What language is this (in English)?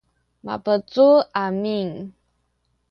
Sakizaya